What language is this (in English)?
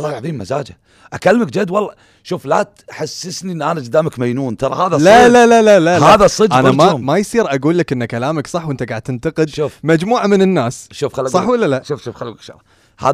Arabic